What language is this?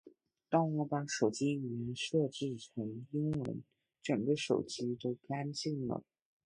Chinese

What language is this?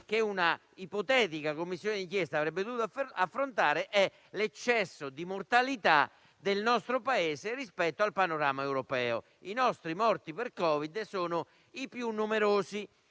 Italian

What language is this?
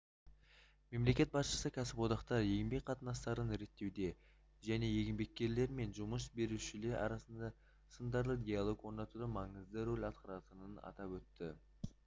Kazakh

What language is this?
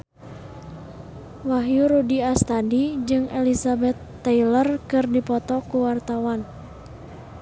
Sundanese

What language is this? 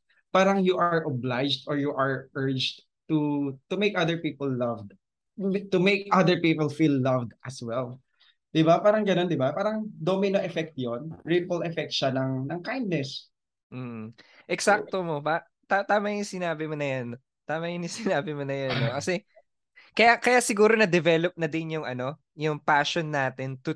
Filipino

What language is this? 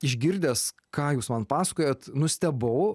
Lithuanian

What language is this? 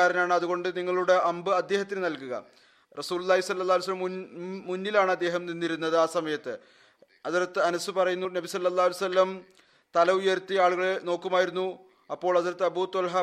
Malayalam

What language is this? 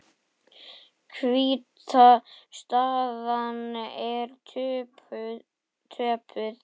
Icelandic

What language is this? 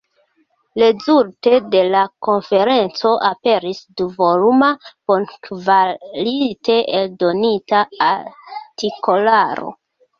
Esperanto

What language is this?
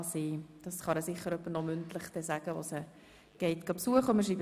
Swiss German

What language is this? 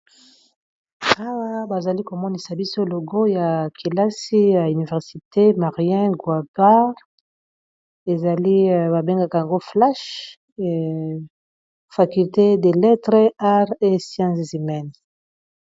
Lingala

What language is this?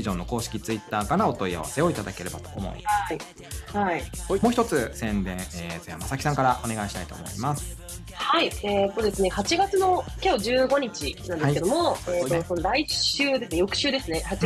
Japanese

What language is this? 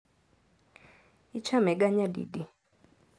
Luo (Kenya and Tanzania)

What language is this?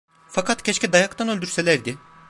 Turkish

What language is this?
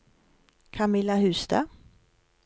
Norwegian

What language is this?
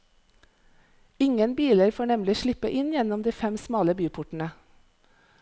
Norwegian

